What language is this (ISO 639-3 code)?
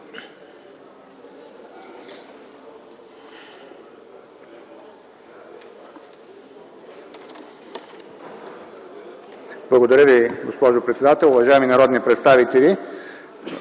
bul